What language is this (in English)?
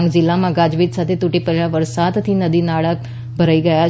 Gujarati